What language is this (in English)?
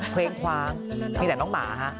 Thai